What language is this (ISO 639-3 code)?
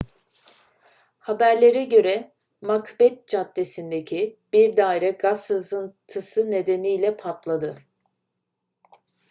tur